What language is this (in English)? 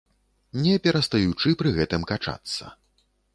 Belarusian